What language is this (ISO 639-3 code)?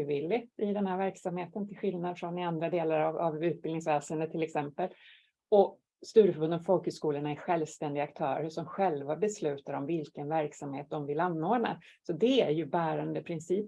swe